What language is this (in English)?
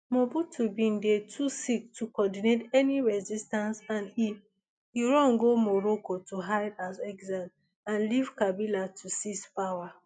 Nigerian Pidgin